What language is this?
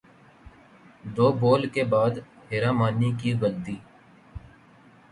Urdu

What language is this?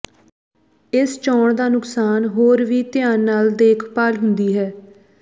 Punjabi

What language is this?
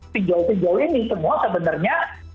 Indonesian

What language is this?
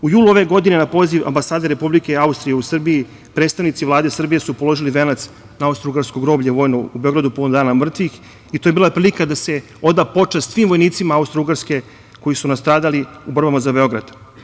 Serbian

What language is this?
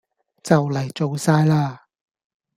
Cantonese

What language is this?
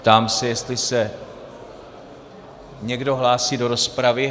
Czech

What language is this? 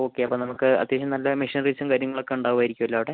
Malayalam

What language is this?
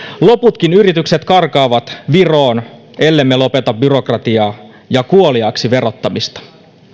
Finnish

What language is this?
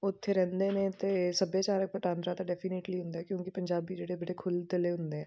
Punjabi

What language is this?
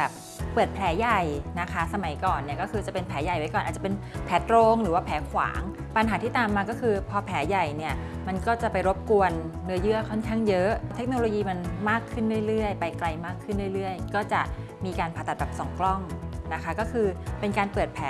Thai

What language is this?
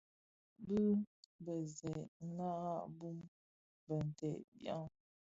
Bafia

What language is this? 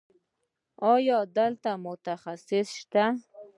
Pashto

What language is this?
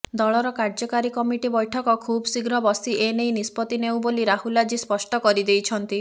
Odia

